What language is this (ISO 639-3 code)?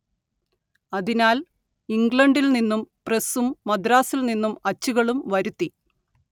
mal